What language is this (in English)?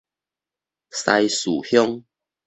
Min Nan Chinese